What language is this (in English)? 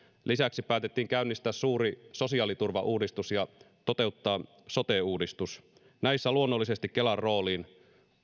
Finnish